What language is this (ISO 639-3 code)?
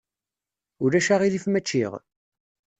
kab